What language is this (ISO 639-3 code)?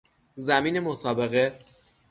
fas